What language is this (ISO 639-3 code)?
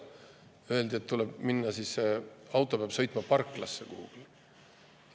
est